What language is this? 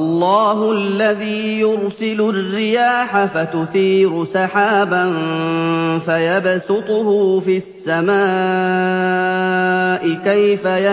Arabic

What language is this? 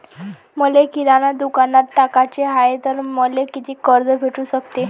Marathi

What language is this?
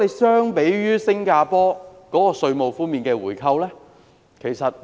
Cantonese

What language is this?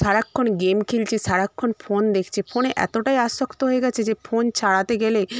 Bangla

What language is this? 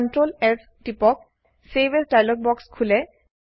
Assamese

